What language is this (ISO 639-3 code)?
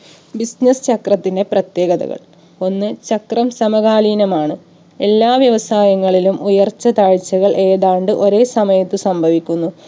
mal